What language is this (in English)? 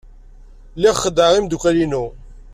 Kabyle